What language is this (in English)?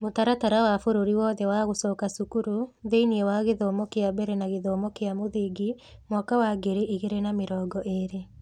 Kikuyu